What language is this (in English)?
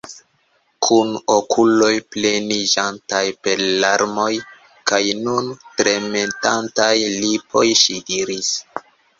Esperanto